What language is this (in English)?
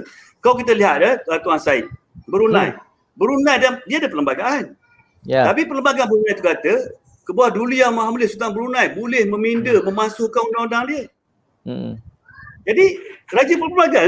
Malay